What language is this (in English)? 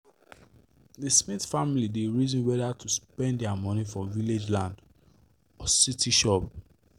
Nigerian Pidgin